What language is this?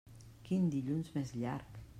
Catalan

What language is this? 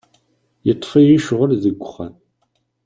Kabyle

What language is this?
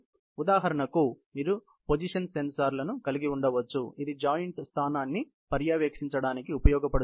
Telugu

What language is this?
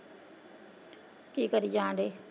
Punjabi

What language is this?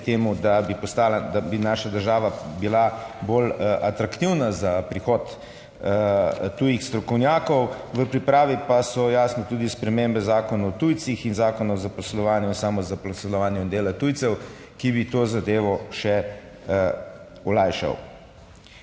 Slovenian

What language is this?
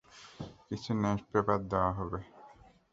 Bangla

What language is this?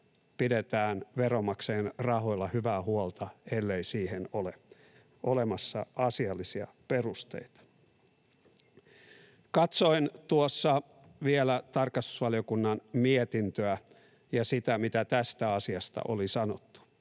Finnish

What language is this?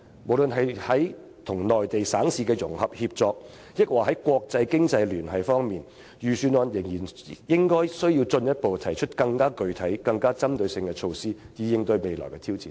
Cantonese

